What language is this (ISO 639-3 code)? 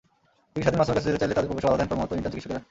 ben